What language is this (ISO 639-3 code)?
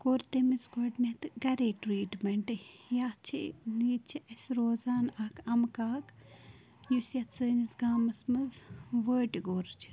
kas